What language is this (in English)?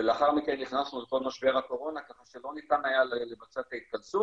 Hebrew